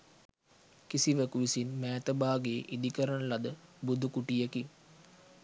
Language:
Sinhala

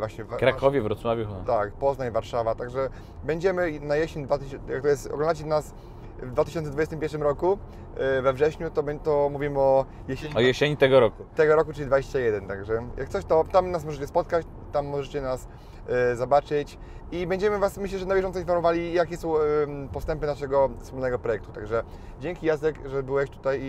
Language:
Polish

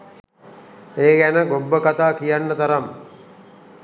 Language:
Sinhala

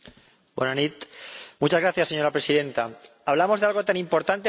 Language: Spanish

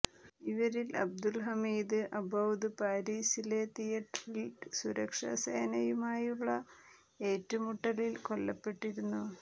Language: Malayalam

